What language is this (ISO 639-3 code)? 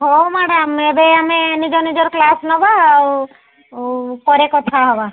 ori